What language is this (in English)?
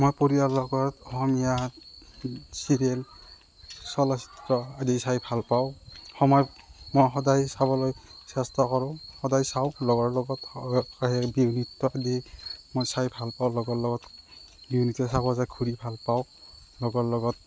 Assamese